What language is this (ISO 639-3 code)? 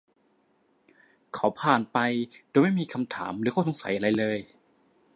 tha